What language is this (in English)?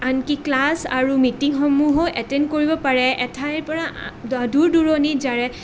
Assamese